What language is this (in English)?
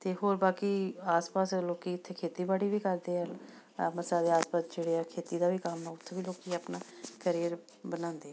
Punjabi